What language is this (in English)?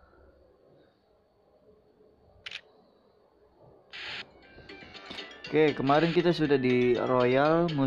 Indonesian